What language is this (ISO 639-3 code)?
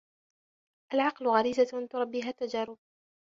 ara